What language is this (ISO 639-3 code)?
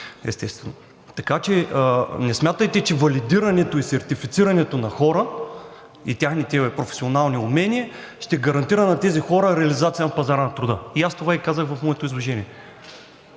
bul